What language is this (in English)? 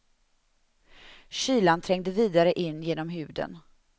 Swedish